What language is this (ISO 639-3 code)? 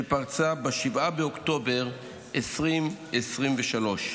heb